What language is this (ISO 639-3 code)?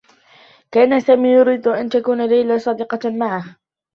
ara